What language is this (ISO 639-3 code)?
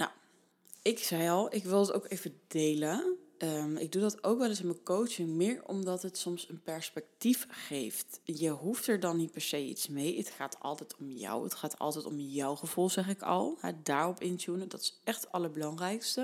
nld